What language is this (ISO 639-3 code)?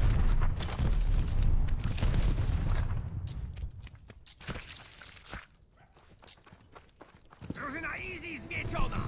pol